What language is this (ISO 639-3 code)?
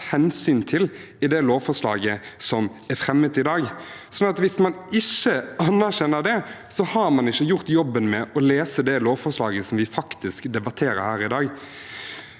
nor